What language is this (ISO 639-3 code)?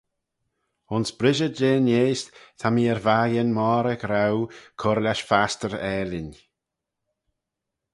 glv